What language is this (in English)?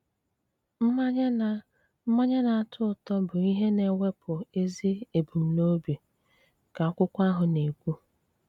Igbo